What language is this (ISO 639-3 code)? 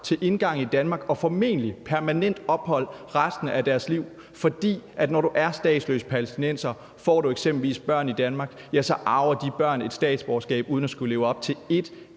dan